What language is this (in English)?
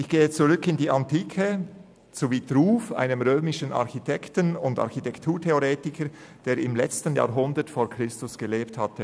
Swiss German